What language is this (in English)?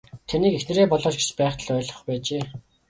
Mongolian